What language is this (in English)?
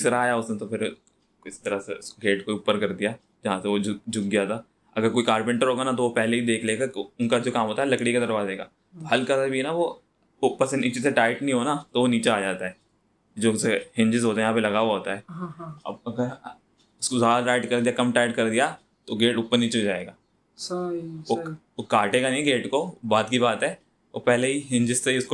Urdu